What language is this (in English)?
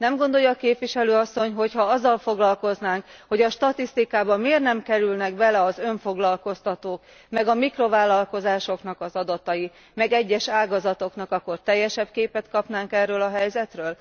Hungarian